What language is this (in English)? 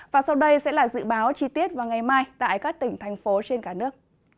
Vietnamese